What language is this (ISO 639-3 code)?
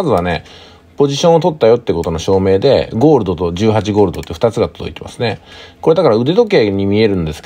jpn